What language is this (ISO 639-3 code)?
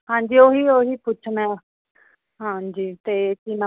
pan